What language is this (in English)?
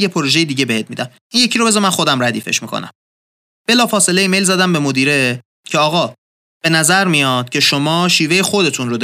Persian